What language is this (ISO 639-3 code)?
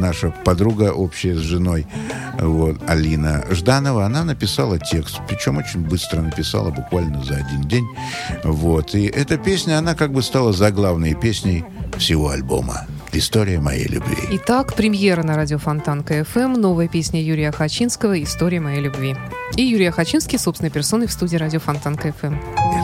rus